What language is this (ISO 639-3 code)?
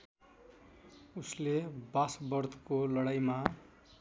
nep